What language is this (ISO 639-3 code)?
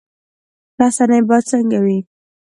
pus